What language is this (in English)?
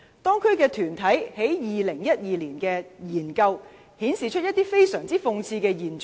Cantonese